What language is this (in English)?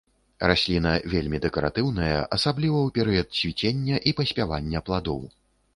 Belarusian